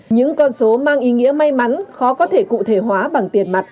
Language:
Vietnamese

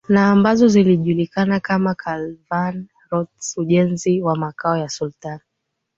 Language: Swahili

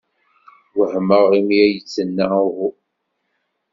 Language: Kabyle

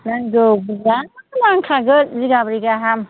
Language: Bodo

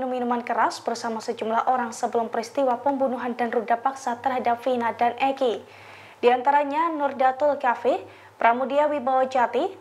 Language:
Indonesian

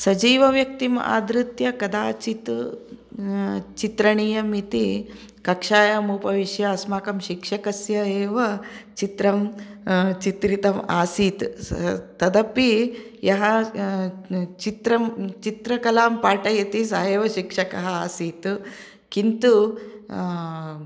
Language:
Sanskrit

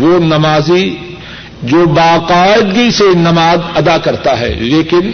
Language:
Urdu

